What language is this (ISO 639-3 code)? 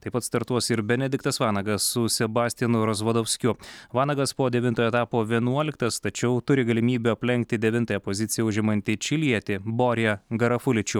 lit